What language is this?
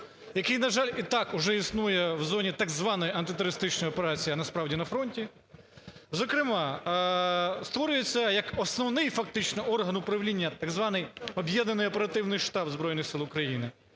Ukrainian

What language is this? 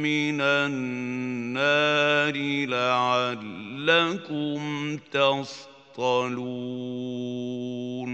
Arabic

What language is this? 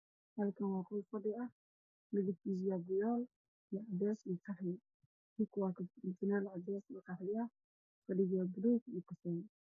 Somali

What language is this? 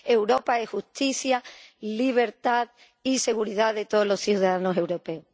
Spanish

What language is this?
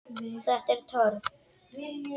Icelandic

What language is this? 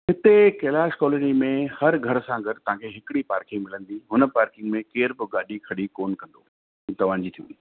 Sindhi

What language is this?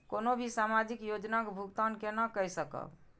Maithili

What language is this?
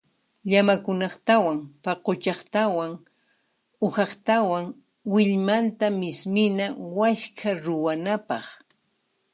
Puno Quechua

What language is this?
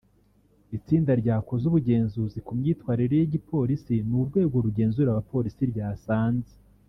Kinyarwanda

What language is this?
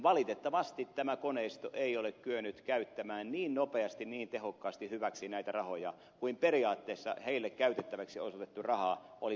Finnish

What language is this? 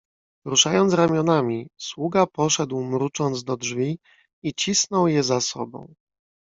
Polish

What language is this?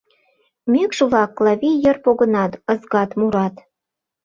Mari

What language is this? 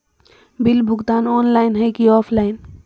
Magahi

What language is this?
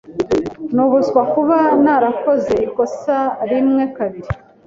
Kinyarwanda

